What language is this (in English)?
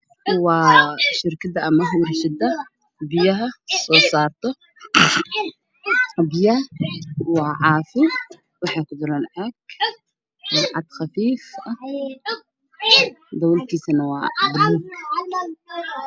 Somali